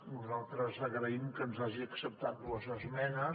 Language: Catalan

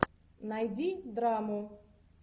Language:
Russian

